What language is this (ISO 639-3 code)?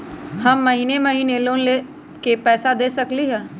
mag